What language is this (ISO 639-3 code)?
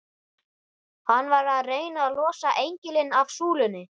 isl